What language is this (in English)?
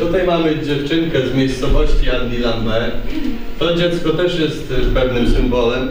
Polish